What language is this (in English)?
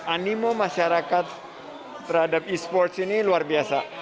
Indonesian